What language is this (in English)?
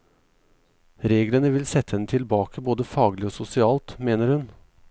Norwegian